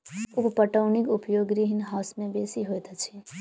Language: Maithili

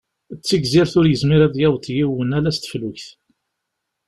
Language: Kabyle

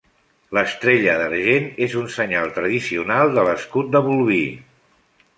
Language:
Catalan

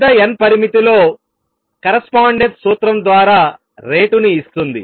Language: Telugu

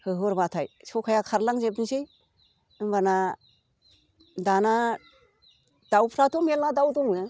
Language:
Bodo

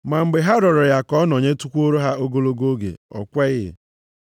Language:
Igbo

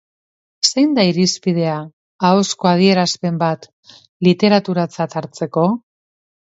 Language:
Basque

